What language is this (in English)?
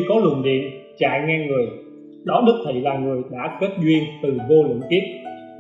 Vietnamese